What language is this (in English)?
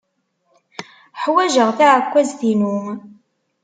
Kabyle